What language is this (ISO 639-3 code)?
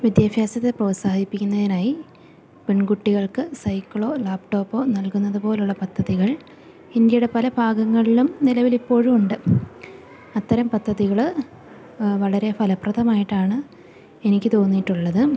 mal